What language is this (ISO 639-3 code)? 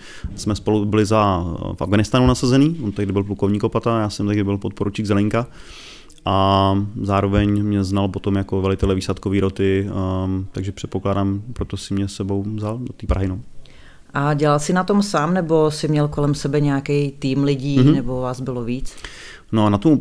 ces